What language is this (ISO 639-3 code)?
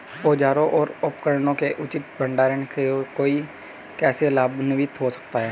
hin